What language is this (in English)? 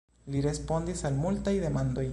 Esperanto